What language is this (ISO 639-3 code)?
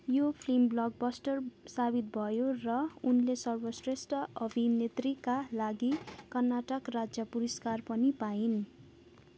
nep